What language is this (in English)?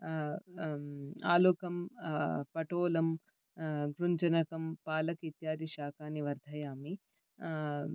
Sanskrit